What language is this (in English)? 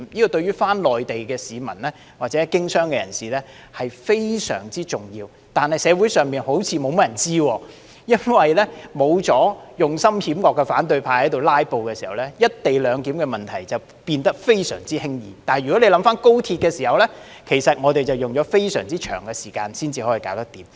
Cantonese